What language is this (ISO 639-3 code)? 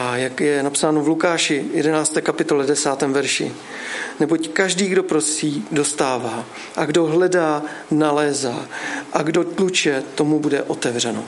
ces